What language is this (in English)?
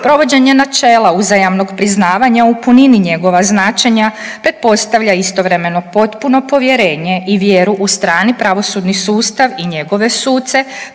Croatian